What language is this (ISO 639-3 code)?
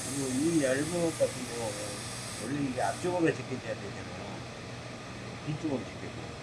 kor